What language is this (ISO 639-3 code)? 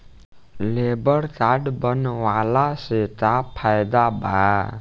bho